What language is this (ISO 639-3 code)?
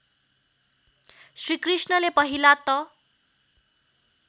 nep